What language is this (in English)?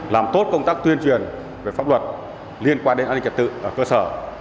Vietnamese